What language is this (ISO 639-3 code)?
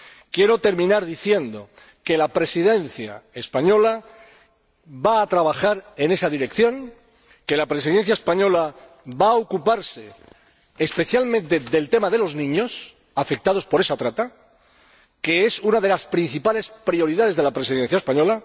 spa